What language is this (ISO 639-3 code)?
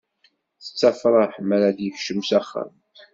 kab